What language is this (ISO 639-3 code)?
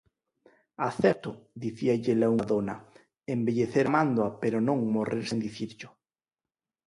glg